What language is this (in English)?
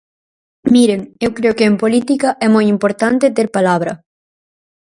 Galician